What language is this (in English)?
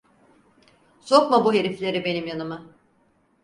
Turkish